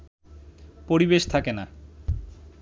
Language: Bangla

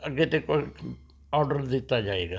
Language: Punjabi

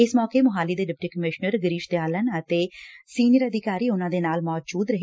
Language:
Punjabi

